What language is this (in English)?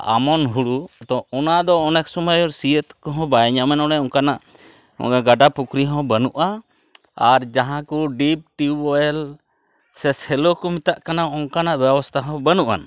Santali